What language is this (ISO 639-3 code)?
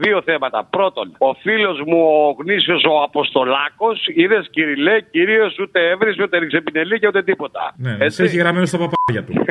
ell